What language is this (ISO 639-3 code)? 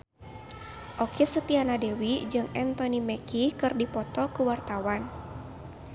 sun